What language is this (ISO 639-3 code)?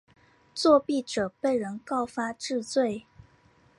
zho